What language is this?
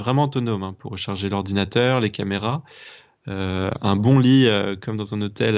French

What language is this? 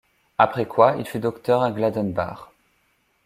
French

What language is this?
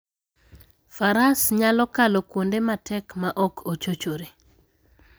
Luo (Kenya and Tanzania)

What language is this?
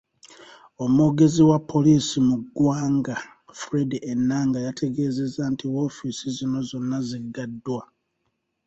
Ganda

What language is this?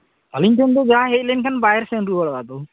Santali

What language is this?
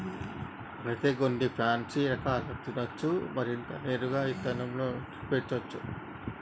Telugu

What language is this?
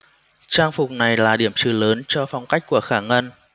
Vietnamese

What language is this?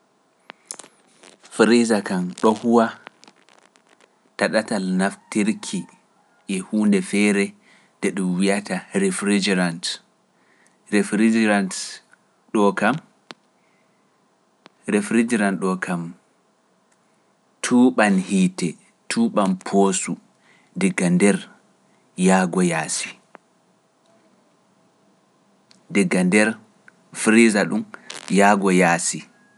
Pular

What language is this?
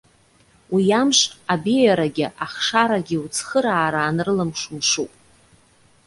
Abkhazian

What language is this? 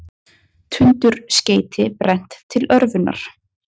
Icelandic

